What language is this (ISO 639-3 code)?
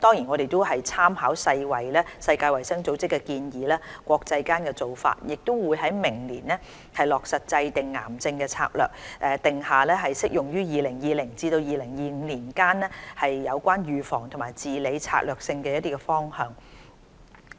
yue